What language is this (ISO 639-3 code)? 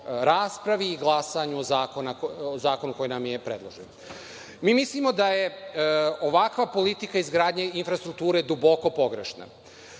srp